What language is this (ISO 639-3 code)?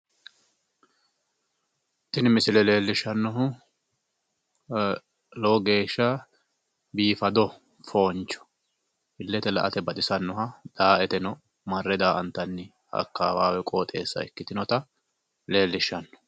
sid